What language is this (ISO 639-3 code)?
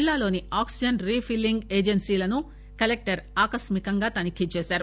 tel